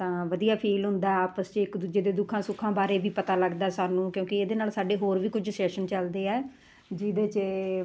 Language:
Punjabi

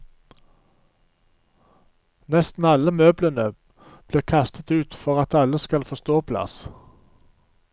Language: Norwegian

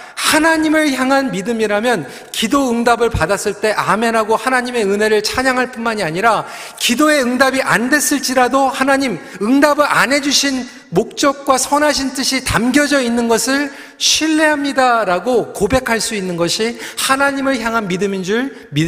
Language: Korean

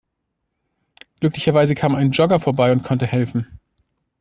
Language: German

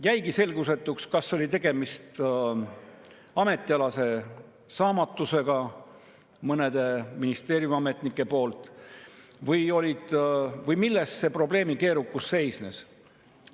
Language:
Estonian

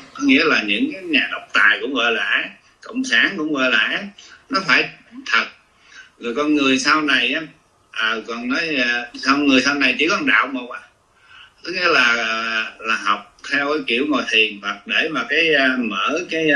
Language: Vietnamese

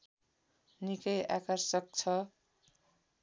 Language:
Nepali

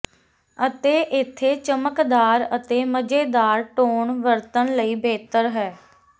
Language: Punjabi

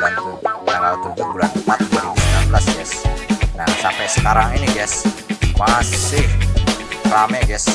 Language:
Indonesian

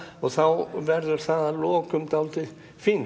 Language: Icelandic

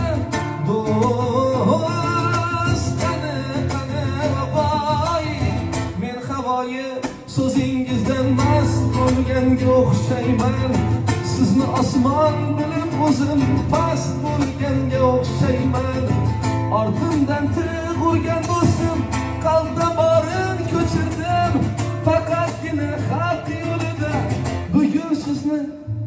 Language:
Turkish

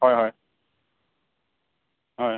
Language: Assamese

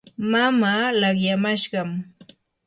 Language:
Yanahuanca Pasco Quechua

